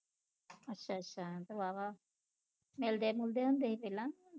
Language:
Punjabi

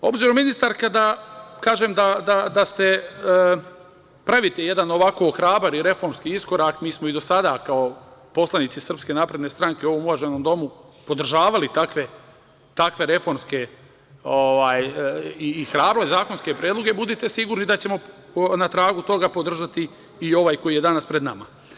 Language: Serbian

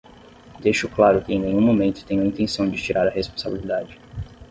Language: Portuguese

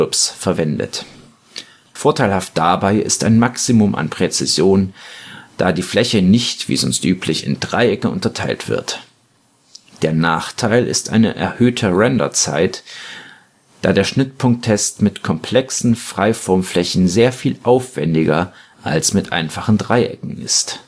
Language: German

